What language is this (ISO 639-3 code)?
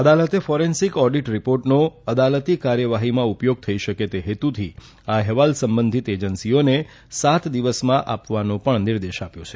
guj